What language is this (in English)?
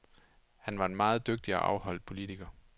Danish